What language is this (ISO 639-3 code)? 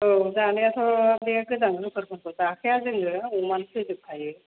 brx